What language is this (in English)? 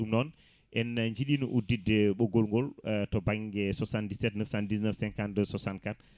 Fula